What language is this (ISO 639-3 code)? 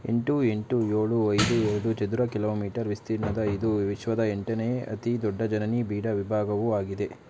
kan